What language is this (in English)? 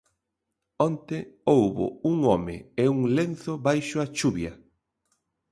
Galician